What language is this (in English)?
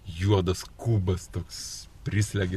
Lithuanian